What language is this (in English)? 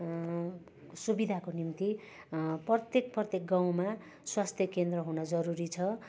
Nepali